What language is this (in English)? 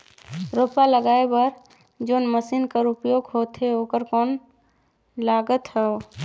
Chhattisgarhi